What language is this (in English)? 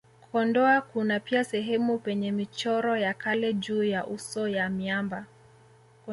Swahili